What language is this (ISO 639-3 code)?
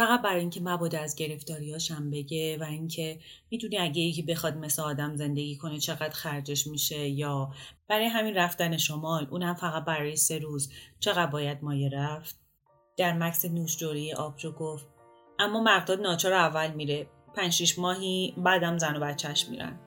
fas